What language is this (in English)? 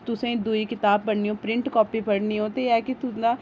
Dogri